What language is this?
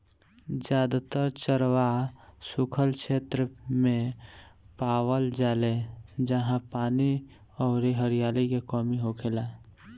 Bhojpuri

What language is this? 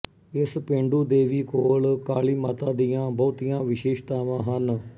Punjabi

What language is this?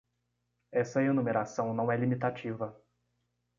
Portuguese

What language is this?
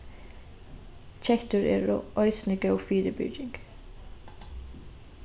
Faroese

